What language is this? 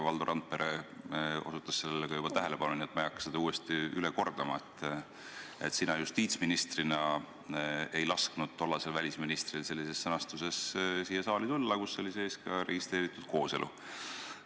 Estonian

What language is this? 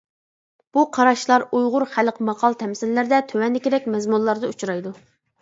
Uyghur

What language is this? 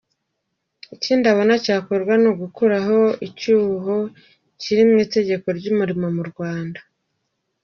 Kinyarwanda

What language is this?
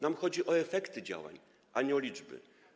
Polish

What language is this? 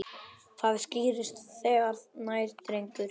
Icelandic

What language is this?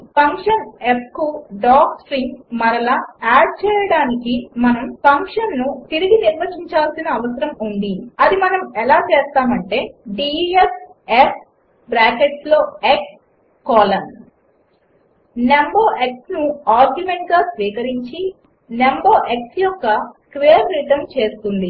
Telugu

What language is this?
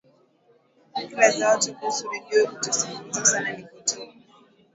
Swahili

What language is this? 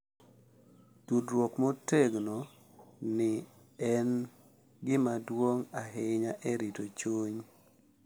Luo (Kenya and Tanzania)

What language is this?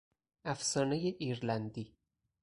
Persian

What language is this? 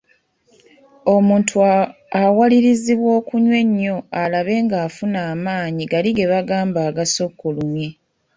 Ganda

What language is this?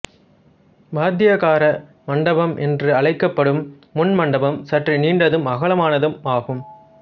Tamil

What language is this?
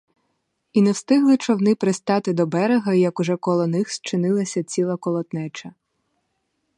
Ukrainian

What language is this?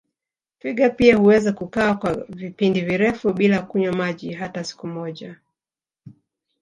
Swahili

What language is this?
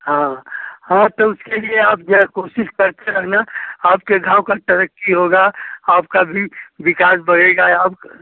Hindi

